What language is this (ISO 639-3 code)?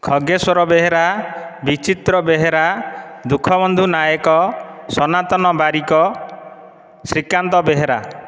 ori